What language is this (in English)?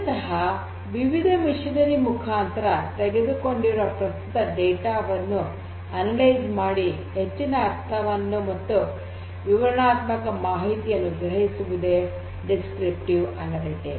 Kannada